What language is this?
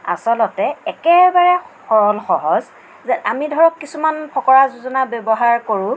Assamese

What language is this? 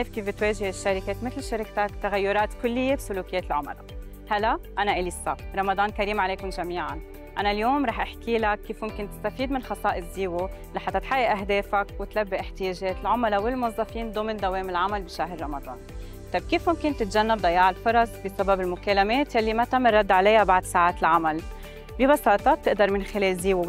Arabic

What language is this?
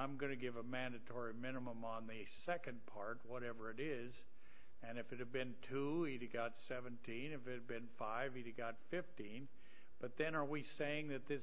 English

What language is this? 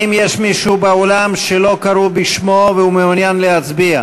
Hebrew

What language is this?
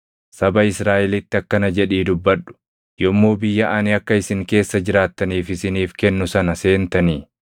Oromo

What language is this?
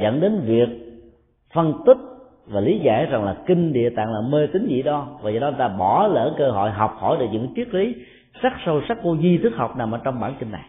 Vietnamese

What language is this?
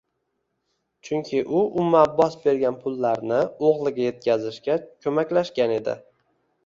Uzbek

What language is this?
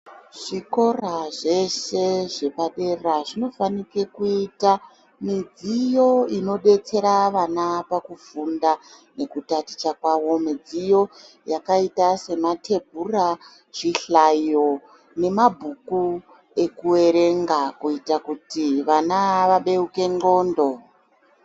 Ndau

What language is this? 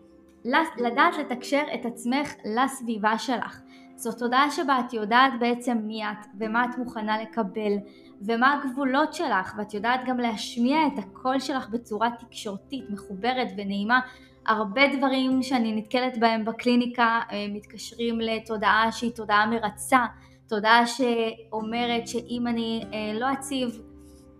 Hebrew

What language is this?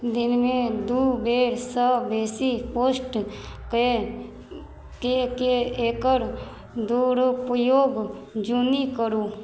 Maithili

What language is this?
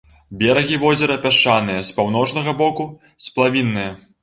Belarusian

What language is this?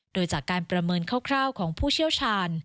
Thai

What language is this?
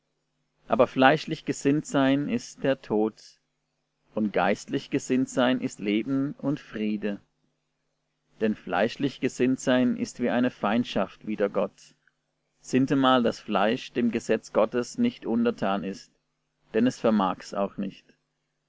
German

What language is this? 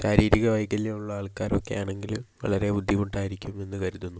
Malayalam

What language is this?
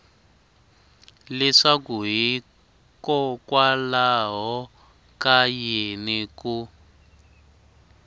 Tsonga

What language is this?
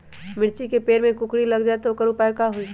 Magahi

